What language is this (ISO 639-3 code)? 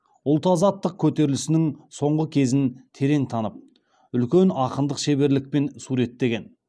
kaz